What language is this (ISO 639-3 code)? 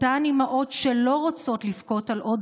heb